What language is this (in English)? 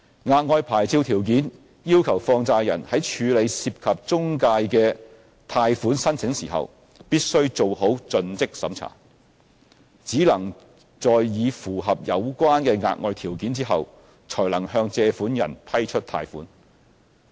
Cantonese